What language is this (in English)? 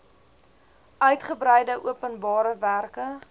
Afrikaans